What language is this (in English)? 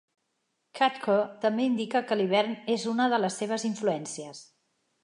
Catalan